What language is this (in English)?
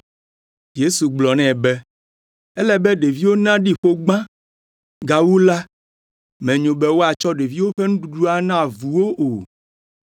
Ewe